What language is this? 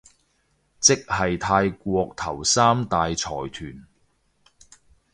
Cantonese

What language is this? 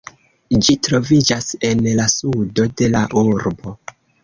Esperanto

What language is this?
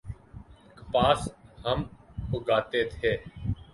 Urdu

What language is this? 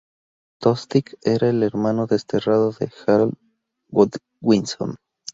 Spanish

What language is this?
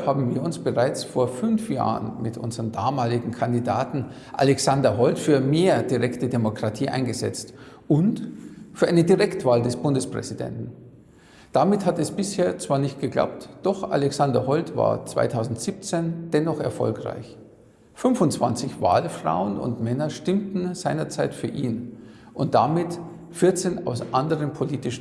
German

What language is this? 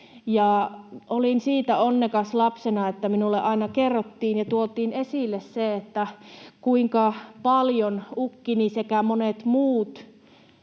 Finnish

